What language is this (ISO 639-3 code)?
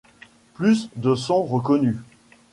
fra